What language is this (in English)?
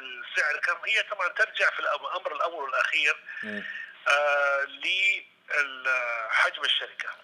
Arabic